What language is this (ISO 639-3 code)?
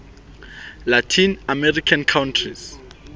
sot